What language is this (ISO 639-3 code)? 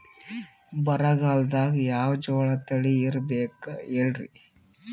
kan